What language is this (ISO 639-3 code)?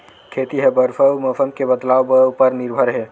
hne